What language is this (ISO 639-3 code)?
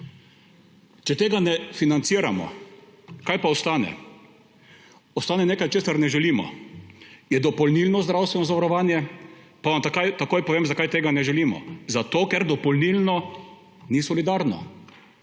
slv